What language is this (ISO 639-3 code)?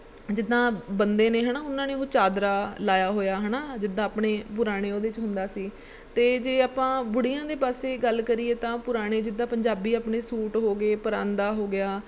pan